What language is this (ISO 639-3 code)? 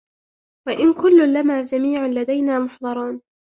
ara